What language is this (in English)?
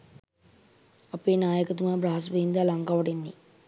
Sinhala